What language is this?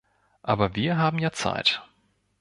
German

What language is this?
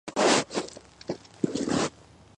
Georgian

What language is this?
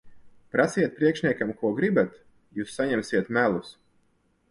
Latvian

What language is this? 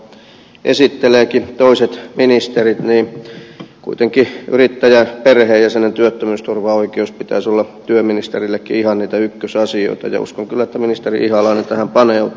Finnish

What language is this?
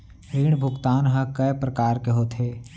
Chhattisgarhi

